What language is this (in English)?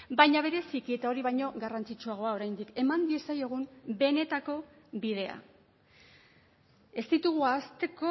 Basque